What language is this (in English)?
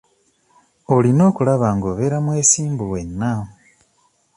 Ganda